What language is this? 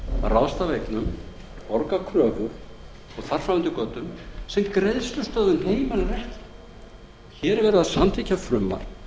Icelandic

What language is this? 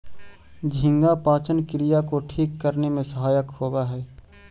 Magahi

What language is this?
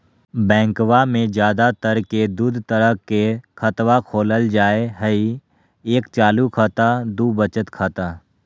Magahi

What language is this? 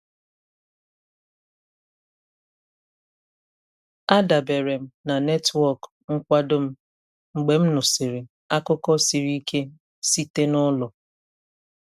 Igbo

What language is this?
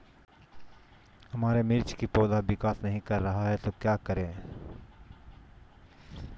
Magahi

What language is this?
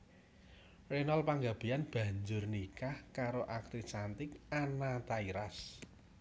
Javanese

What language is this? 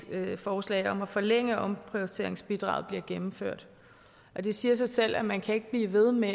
Danish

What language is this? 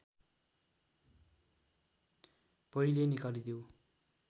Nepali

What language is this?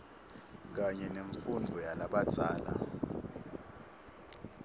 Swati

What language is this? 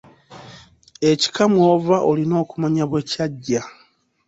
Ganda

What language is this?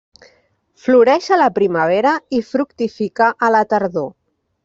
Catalan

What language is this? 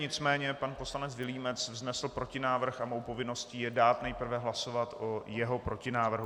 Czech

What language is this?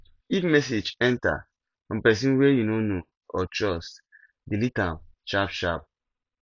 Nigerian Pidgin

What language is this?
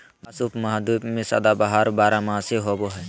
Magahi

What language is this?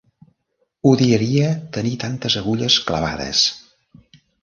Catalan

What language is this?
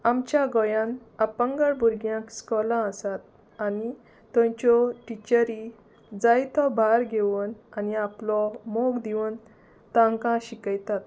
Konkani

